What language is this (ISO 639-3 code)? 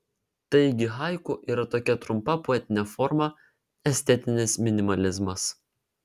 lit